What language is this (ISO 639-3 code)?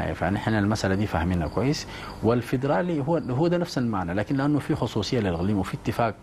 ara